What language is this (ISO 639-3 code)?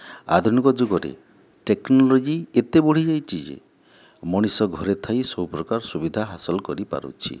ori